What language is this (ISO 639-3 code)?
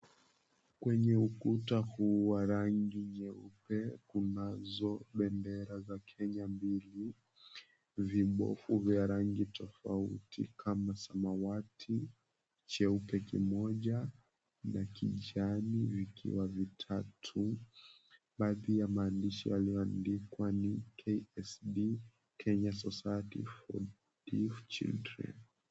swa